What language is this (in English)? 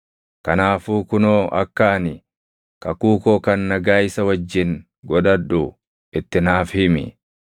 Oromo